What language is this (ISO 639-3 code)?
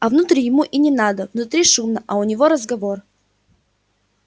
rus